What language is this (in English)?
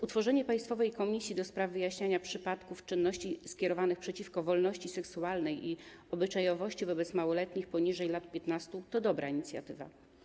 Polish